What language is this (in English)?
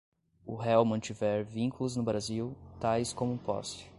Portuguese